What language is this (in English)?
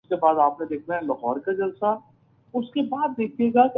Urdu